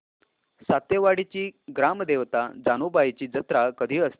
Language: Marathi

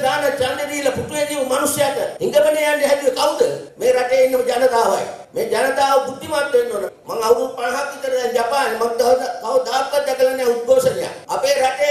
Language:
Indonesian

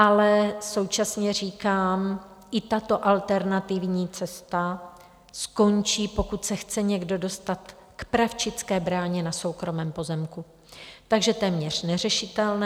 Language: Czech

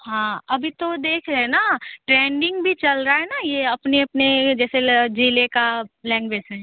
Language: Hindi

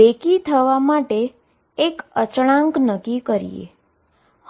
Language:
Gujarati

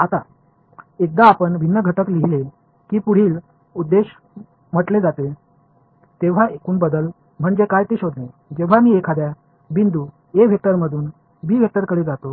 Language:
Marathi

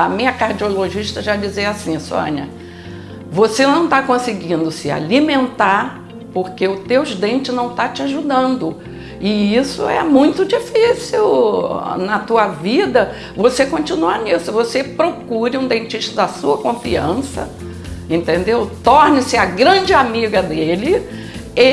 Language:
Portuguese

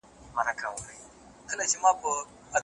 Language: Pashto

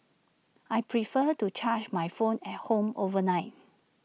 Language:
English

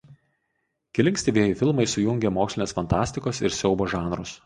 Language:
Lithuanian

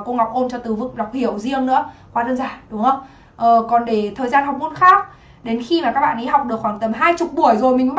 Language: Vietnamese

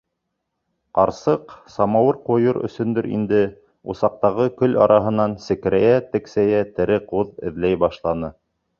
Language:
Bashkir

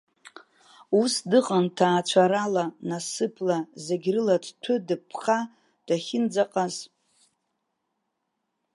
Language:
Abkhazian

